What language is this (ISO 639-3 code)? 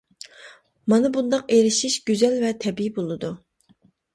uig